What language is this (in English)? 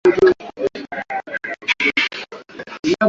Swahili